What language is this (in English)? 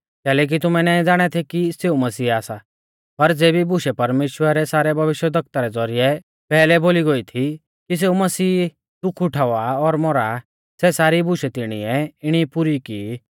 Mahasu Pahari